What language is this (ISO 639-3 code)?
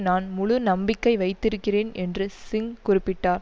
tam